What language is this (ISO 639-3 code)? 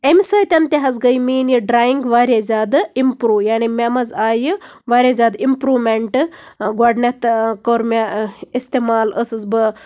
kas